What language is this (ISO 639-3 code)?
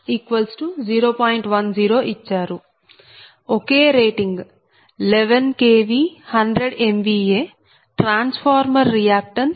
tel